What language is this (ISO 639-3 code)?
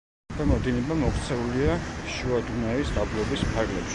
kat